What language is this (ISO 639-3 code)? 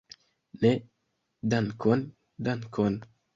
epo